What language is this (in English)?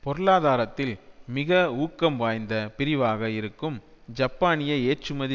Tamil